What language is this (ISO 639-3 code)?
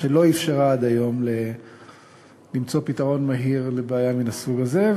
heb